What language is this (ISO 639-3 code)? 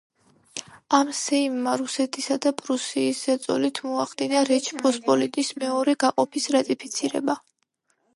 kat